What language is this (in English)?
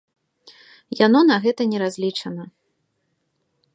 Belarusian